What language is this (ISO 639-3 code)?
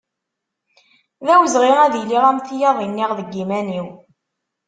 kab